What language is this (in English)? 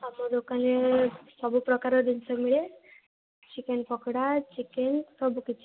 Odia